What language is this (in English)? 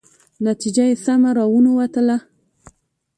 Pashto